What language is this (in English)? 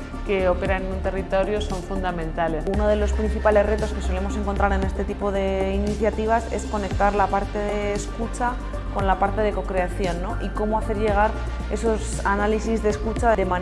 Spanish